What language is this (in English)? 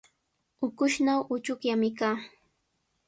Sihuas Ancash Quechua